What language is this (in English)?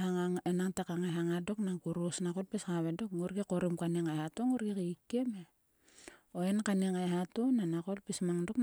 Sulka